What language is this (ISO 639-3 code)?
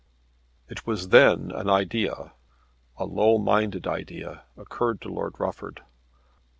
eng